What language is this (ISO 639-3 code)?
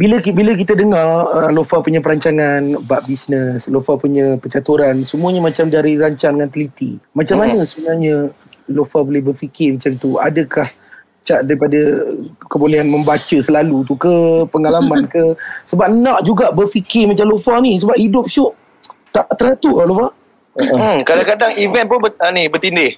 msa